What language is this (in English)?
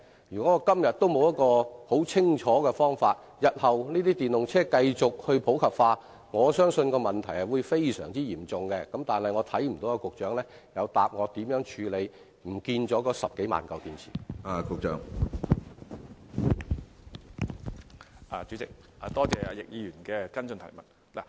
Cantonese